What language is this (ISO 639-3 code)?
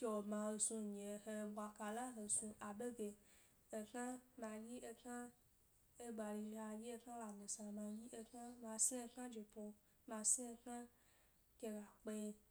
gby